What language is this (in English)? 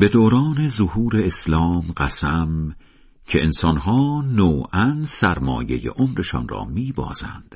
Persian